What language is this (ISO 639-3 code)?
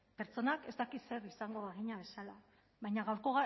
eus